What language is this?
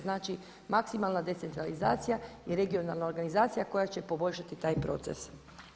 Croatian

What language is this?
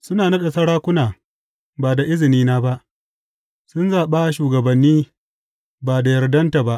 Hausa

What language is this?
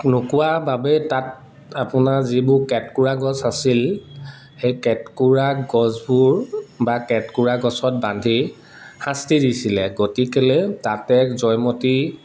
Assamese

